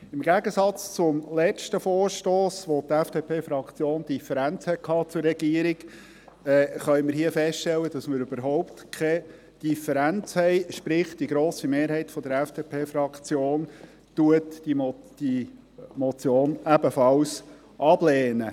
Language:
Swiss German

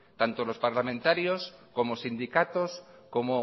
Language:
Spanish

